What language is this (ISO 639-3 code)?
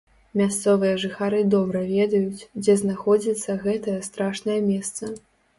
bel